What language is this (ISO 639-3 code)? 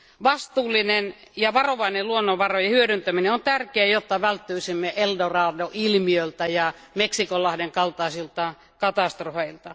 fin